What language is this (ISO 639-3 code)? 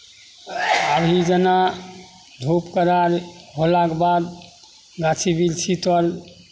mai